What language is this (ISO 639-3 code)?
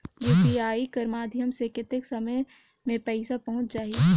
hne